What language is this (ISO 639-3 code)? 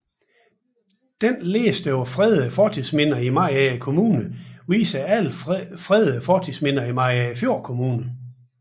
dan